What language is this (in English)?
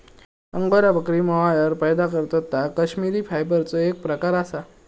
Marathi